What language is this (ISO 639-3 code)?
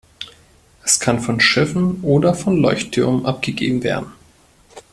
deu